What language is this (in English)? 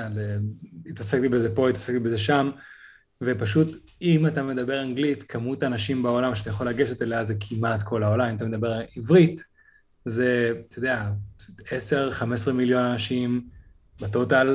Hebrew